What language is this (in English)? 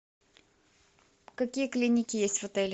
Russian